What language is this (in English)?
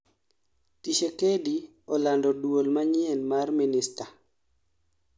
Luo (Kenya and Tanzania)